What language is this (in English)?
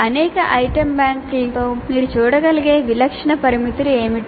Telugu